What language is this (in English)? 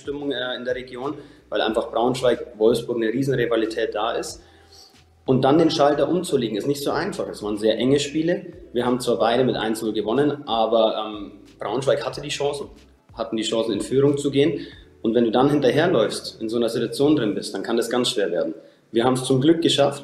German